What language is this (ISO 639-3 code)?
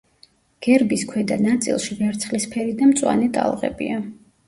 kat